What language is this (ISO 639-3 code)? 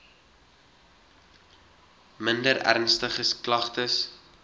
afr